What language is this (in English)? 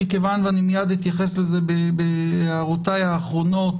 Hebrew